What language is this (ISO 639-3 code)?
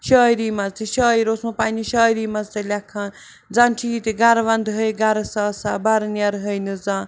kas